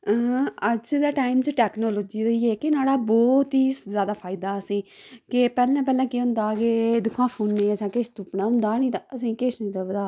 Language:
Dogri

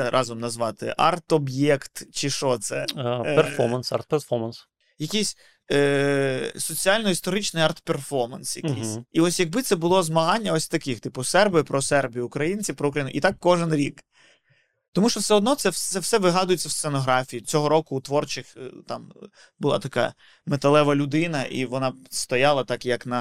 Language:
Ukrainian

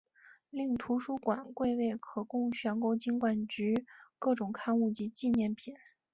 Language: Chinese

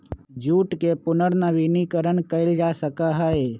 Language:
Magahi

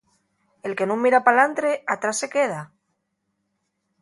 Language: Asturian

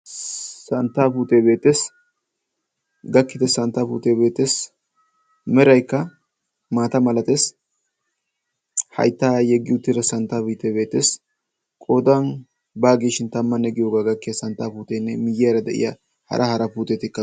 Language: Wolaytta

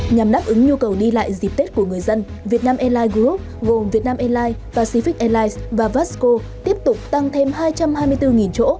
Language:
Vietnamese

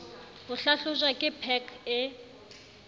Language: Southern Sotho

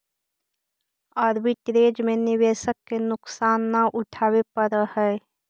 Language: Magahi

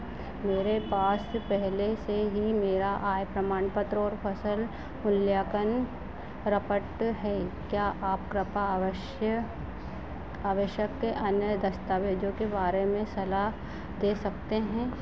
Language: Hindi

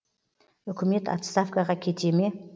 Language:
Kazakh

